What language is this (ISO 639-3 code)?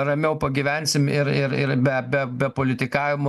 lit